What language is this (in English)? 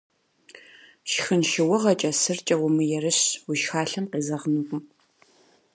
Kabardian